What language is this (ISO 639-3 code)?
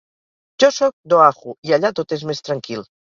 cat